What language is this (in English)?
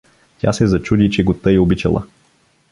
Bulgarian